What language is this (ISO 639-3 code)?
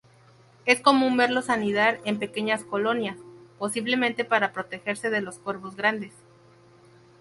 spa